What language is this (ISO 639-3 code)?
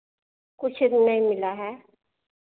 hin